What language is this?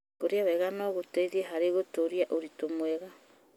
Kikuyu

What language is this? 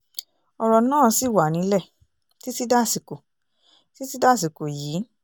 Yoruba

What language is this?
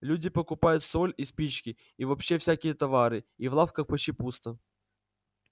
Russian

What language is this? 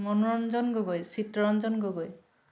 Assamese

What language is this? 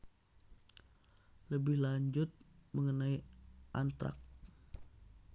Javanese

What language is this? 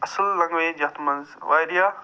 Kashmiri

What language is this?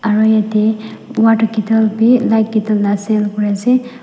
Naga Pidgin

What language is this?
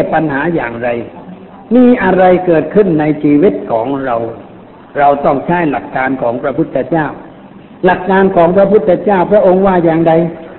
Thai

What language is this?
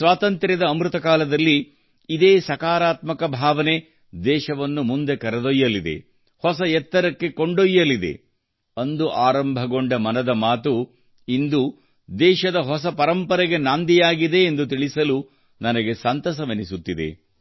Kannada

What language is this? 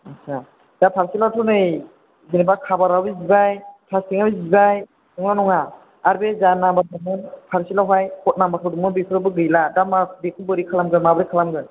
Bodo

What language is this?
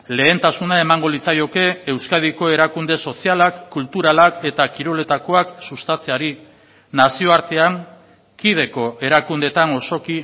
Basque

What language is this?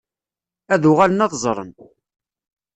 Kabyle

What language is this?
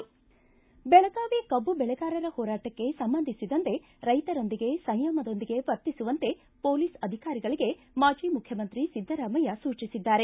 Kannada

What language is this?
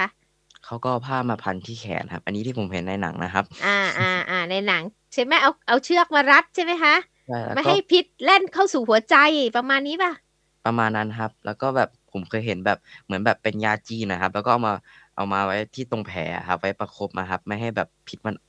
Thai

